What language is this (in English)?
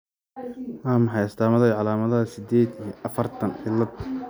Somali